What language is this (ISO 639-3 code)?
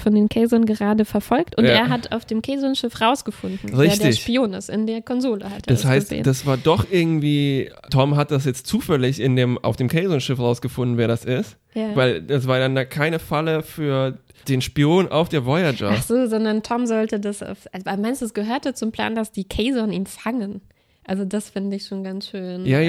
deu